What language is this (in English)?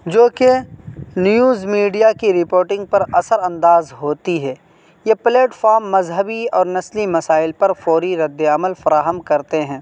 Urdu